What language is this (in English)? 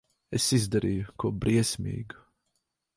Latvian